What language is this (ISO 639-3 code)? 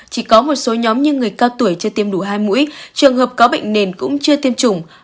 vie